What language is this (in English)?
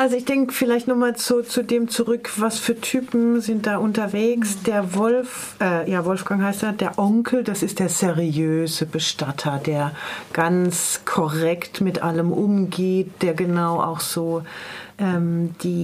German